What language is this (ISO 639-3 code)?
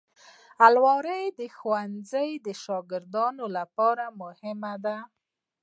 pus